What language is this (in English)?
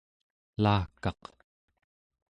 Central Yupik